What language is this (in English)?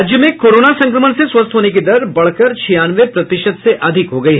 Hindi